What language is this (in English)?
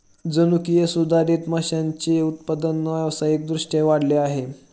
Marathi